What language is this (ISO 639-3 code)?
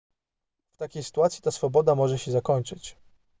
pol